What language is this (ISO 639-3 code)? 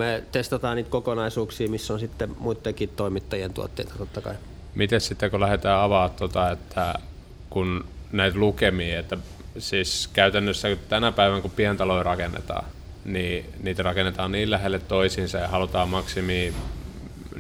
fin